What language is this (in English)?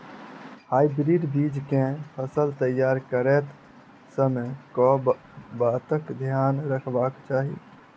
Maithili